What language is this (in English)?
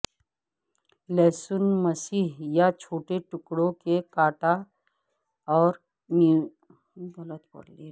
Urdu